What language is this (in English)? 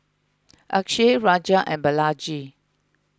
English